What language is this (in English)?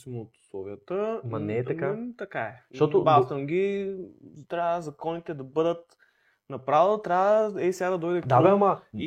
Bulgarian